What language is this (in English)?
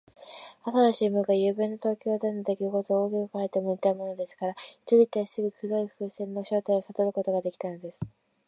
Japanese